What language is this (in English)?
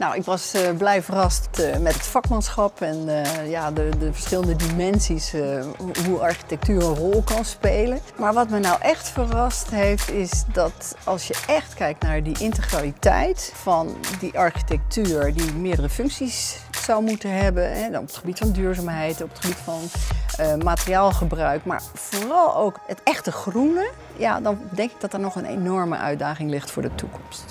Dutch